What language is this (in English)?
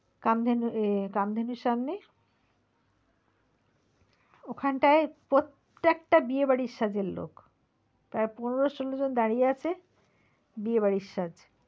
Bangla